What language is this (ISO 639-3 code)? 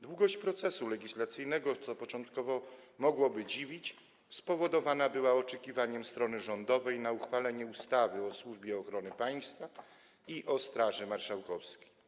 pol